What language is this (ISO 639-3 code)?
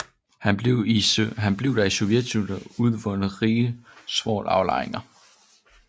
dan